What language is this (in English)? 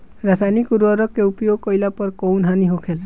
Bhojpuri